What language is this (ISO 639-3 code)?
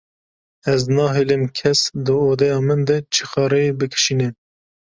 kur